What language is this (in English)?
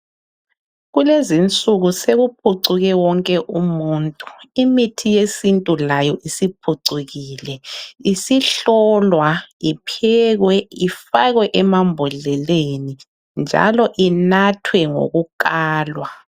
North Ndebele